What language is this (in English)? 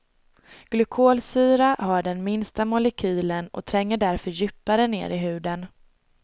Swedish